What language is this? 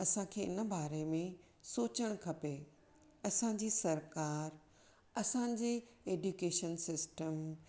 Sindhi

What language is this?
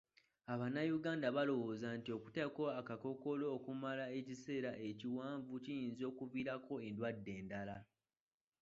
Ganda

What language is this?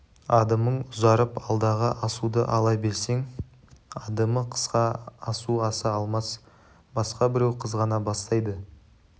Kazakh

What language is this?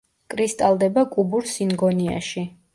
Georgian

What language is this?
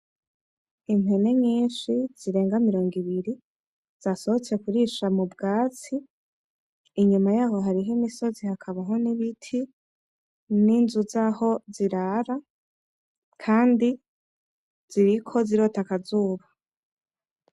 Rundi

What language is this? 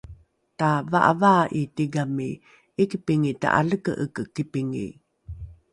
Rukai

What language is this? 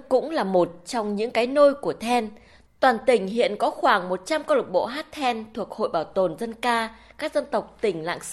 Vietnamese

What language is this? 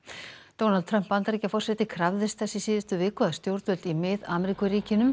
Icelandic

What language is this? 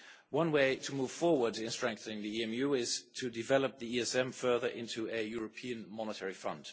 English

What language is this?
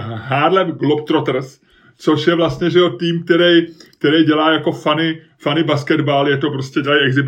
Czech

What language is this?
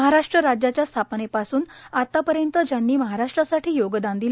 Marathi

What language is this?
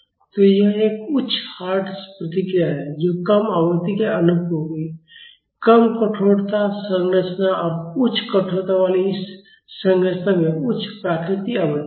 Hindi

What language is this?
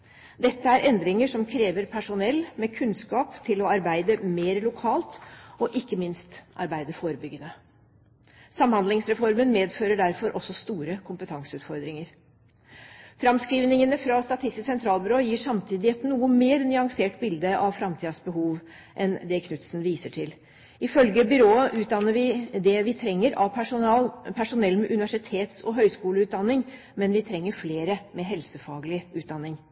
Norwegian Bokmål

